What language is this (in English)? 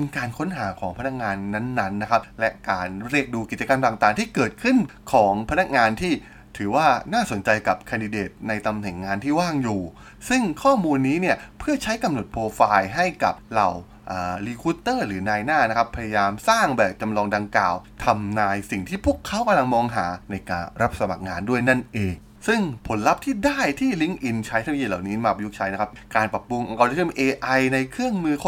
Thai